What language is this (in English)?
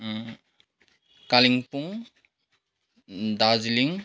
Nepali